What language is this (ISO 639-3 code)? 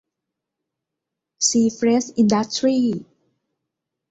tha